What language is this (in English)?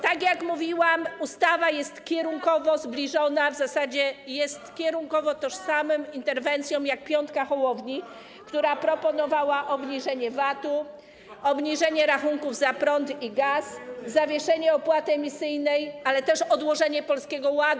Polish